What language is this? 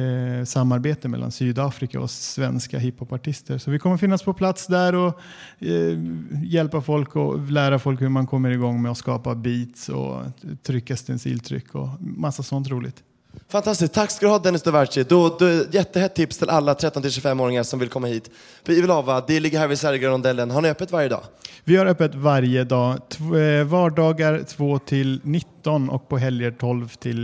Swedish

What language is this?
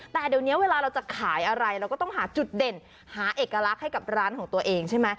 Thai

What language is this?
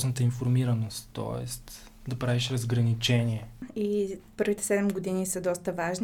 Bulgarian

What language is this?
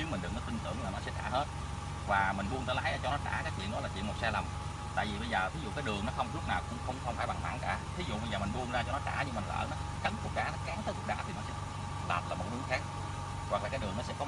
Vietnamese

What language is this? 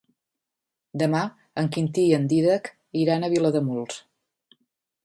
Catalan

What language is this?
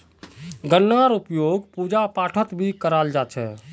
Magahi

